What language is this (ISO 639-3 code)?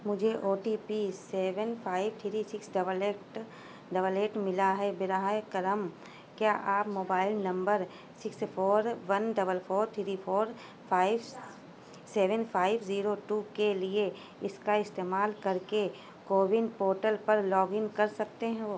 urd